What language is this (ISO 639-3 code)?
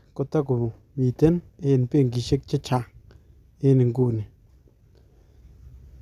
kln